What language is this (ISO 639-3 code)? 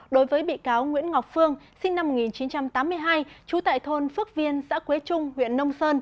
vie